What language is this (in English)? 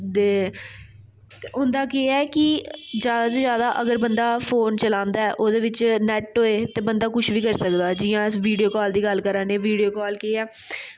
Dogri